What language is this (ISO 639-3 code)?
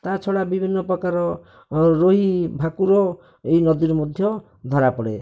ori